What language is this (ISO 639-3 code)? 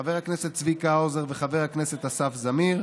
heb